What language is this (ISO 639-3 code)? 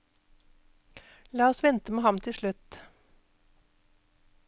nor